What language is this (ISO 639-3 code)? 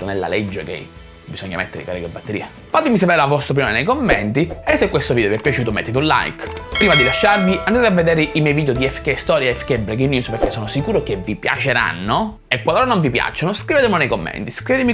ita